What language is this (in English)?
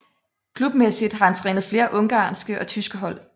Danish